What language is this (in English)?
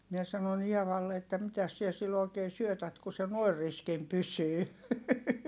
Finnish